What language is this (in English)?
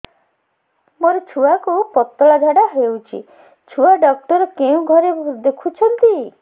Odia